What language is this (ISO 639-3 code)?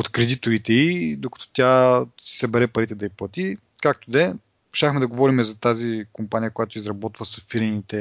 bul